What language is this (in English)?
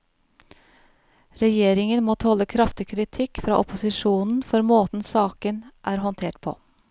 Norwegian